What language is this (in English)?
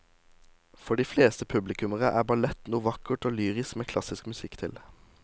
Norwegian